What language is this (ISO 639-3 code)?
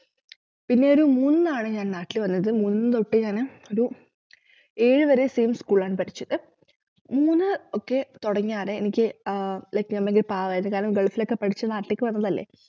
mal